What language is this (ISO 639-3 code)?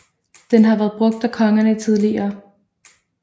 dan